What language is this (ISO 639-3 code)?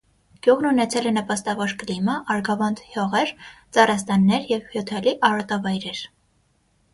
hye